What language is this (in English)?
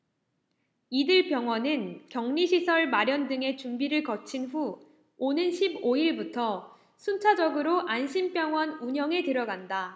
Korean